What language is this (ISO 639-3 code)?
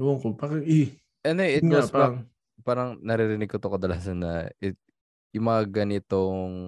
fil